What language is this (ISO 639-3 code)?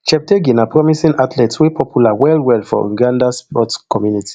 pcm